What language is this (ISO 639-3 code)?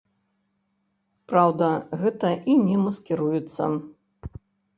bel